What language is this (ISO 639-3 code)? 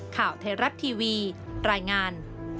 tha